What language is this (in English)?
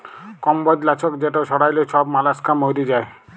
Bangla